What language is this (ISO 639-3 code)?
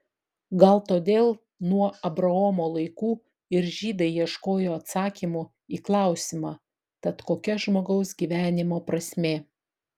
lit